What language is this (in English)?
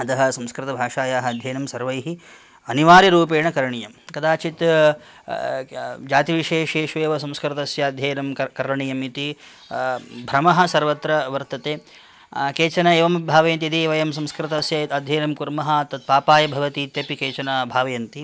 Sanskrit